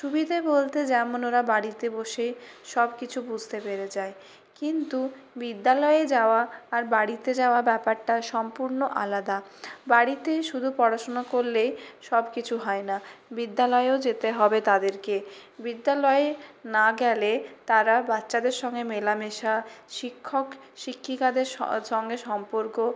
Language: Bangla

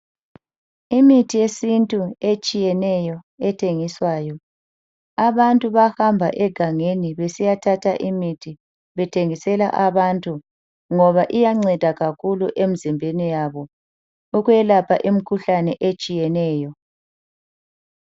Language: North Ndebele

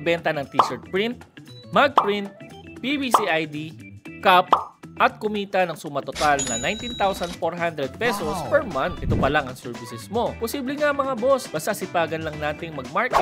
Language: Filipino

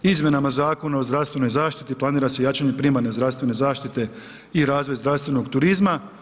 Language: Croatian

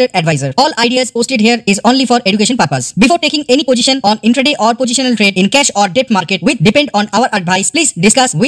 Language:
Hindi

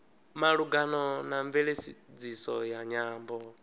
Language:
Venda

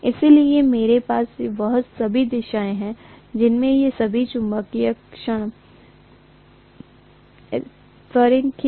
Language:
Hindi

